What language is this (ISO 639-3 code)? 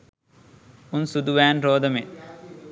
sin